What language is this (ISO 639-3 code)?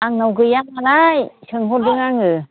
brx